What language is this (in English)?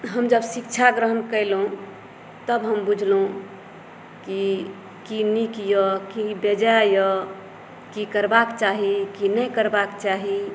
Maithili